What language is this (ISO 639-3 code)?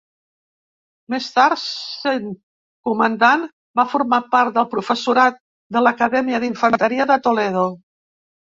cat